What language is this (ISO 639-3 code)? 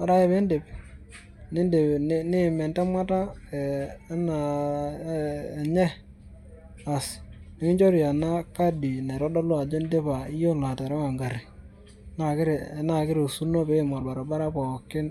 mas